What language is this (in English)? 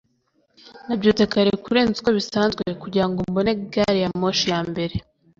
Kinyarwanda